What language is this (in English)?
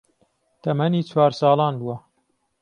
Central Kurdish